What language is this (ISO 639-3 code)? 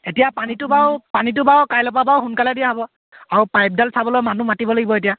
asm